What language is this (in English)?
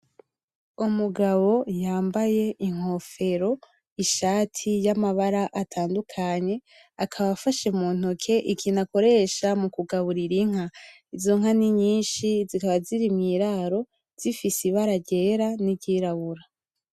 Rundi